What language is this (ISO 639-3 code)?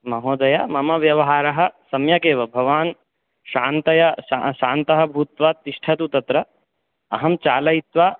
san